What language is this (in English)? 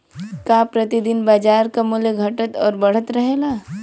Bhojpuri